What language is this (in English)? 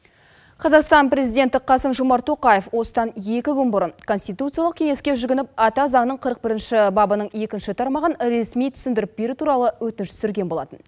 Kazakh